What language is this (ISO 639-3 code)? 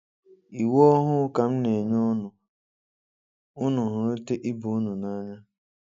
ibo